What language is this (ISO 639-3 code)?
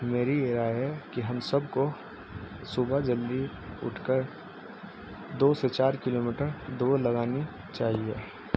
urd